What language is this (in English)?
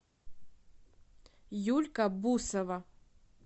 Russian